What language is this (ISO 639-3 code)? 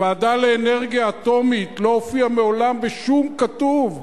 heb